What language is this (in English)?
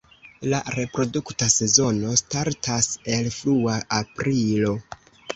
Esperanto